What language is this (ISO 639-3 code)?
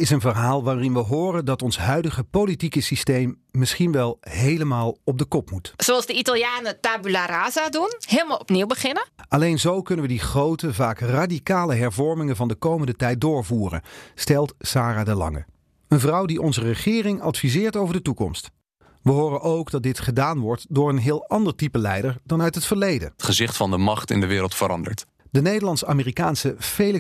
nld